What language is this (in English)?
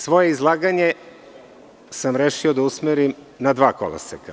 Serbian